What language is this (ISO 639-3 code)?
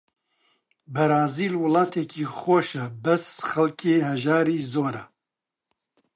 ckb